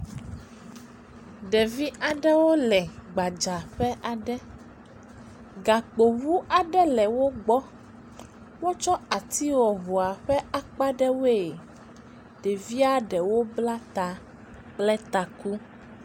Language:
Ewe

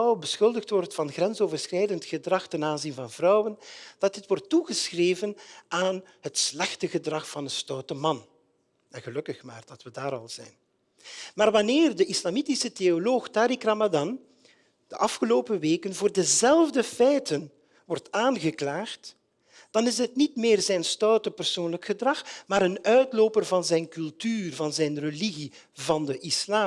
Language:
Dutch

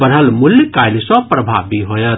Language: Maithili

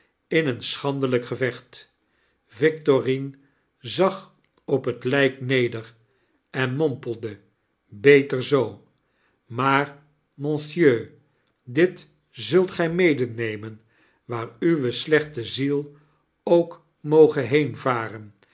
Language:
Dutch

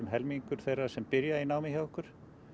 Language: Icelandic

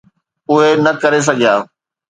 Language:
Sindhi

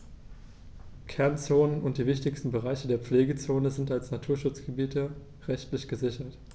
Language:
German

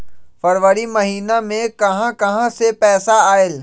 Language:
Magahi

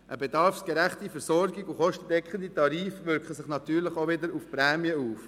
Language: Swiss German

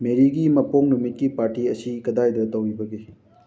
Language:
Manipuri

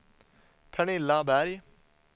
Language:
Swedish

